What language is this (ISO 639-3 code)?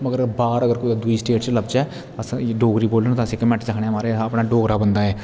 doi